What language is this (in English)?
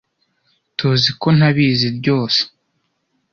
Kinyarwanda